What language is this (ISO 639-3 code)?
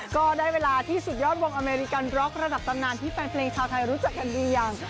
tha